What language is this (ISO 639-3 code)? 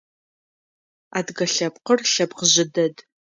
ady